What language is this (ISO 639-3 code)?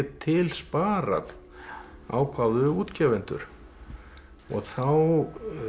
isl